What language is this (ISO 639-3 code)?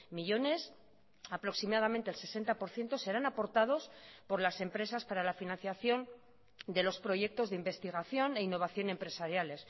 spa